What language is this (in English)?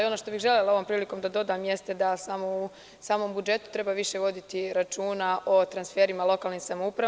Serbian